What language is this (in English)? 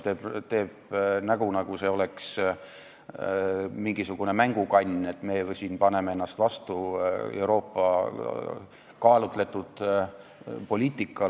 Estonian